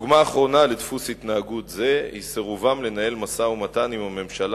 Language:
Hebrew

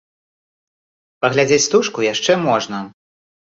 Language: Belarusian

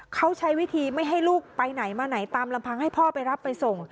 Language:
Thai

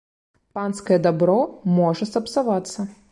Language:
Belarusian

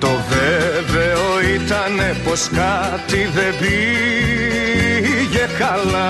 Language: Greek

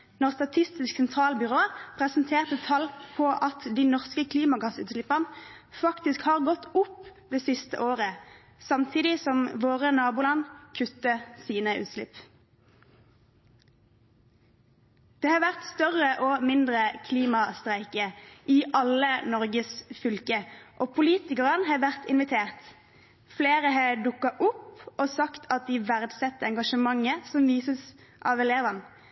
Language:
Norwegian Bokmål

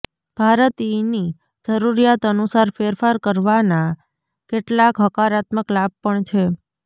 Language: Gujarati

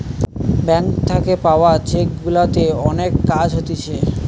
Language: Bangla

